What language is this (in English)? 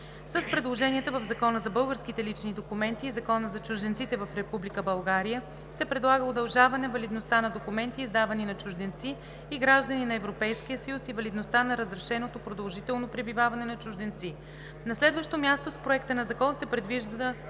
Bulgarian